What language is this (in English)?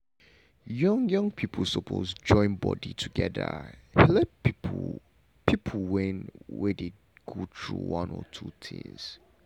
Nigerian Pidgin